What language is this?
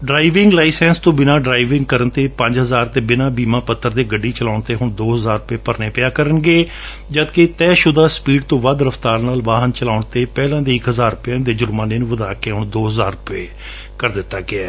Punjabi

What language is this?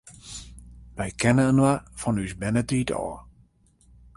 Western Frisian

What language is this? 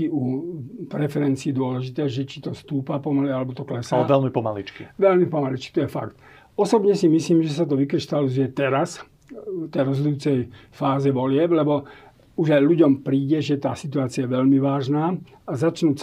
Slovak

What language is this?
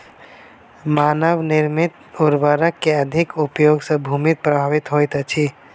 Maithili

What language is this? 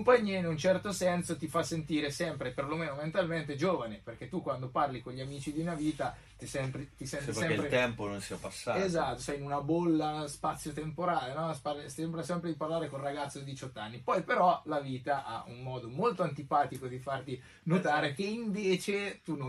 Italian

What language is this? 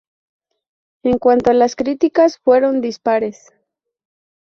Spanish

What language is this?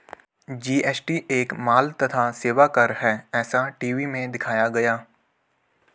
Hindi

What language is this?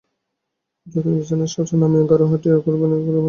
Bangla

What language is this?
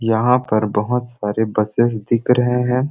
Sadri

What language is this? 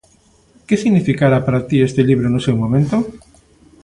Galician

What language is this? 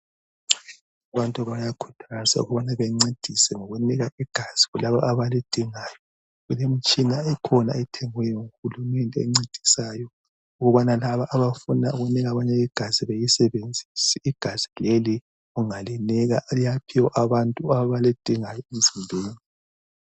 North Ndebele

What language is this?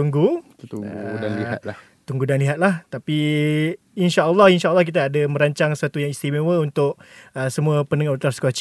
Malay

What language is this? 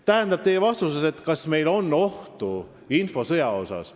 Estonian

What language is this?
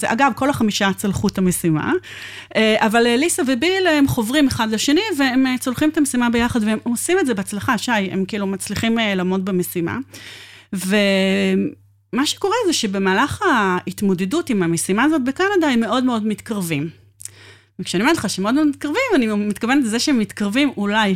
Hebrew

